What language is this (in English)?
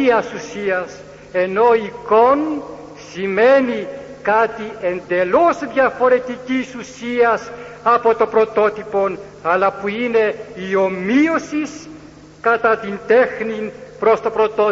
Greek